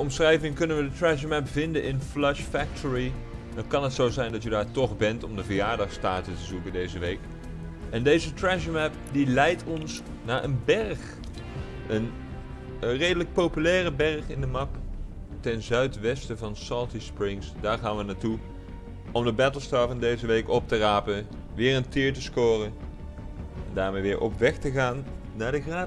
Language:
Dutch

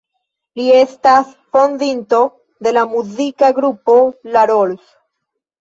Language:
Esperanto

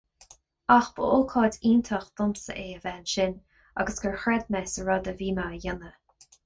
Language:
Irish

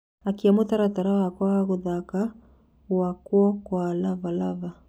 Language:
Kikuyu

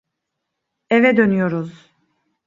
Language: Turkish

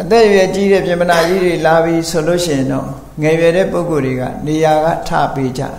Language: Thai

